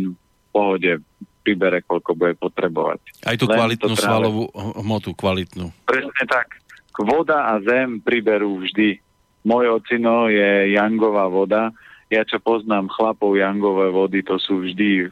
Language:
Slovak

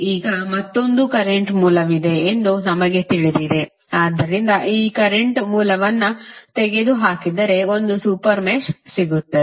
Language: Kannada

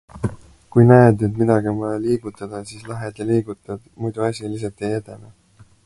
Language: Estonian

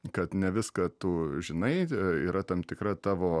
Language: Lithuanian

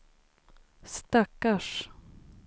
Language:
Swedish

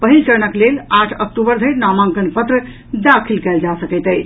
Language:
Maithili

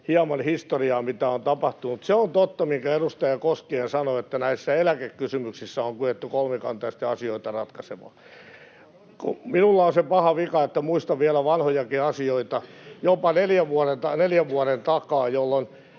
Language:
Finnish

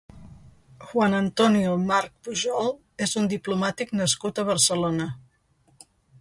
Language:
Catalan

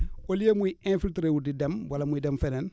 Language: Wolof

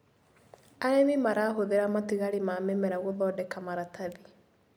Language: Kikuyu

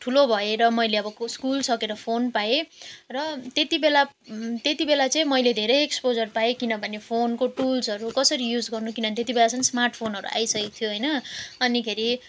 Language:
Nepali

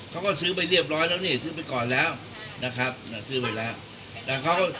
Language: Thai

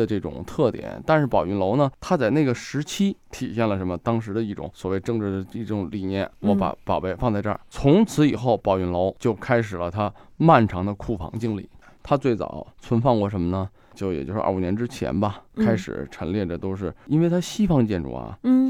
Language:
Chinese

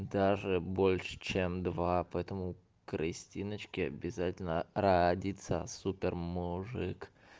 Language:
Russian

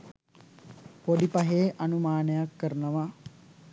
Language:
Sinhala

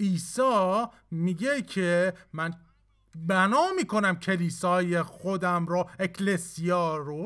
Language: Persian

